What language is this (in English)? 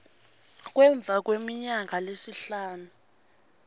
Swati